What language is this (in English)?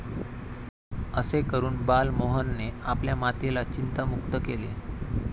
Marathi